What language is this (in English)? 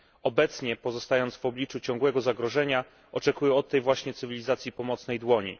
Polish